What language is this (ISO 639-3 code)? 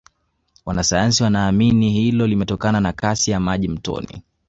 swa